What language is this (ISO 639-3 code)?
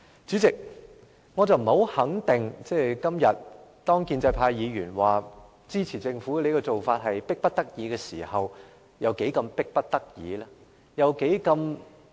yue